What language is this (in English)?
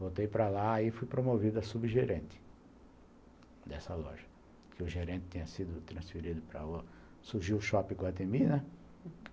Portuguese